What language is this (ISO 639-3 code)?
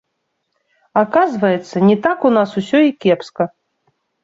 bel